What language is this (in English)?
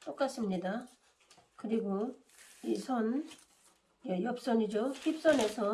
Korean